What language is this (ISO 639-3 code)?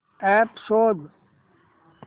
mar